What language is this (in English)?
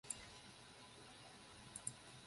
Chinese